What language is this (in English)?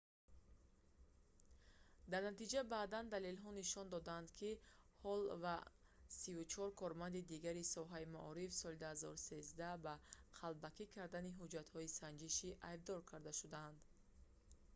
Tajik